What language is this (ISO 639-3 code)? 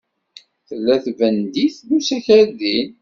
kab